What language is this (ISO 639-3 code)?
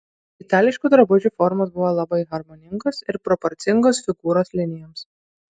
lit